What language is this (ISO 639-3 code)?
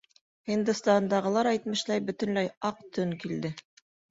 bak